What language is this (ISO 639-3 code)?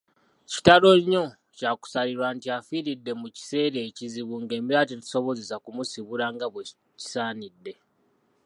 lug